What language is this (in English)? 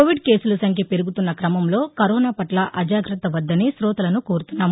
Telugu